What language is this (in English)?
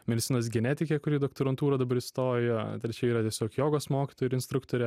Lithuanian